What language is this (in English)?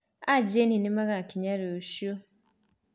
Kikuyu